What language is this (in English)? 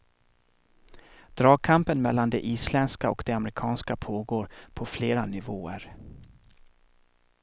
Swedish